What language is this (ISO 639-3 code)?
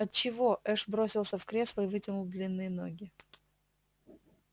rus